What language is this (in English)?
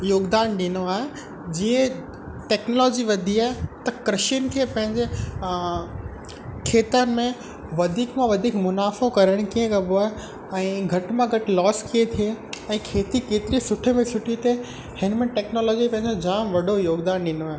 Sindhi